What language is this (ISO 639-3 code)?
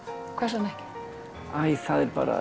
isl